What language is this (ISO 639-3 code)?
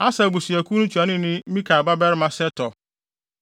aka